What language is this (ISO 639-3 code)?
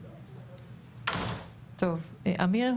heb